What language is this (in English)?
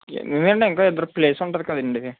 Telugu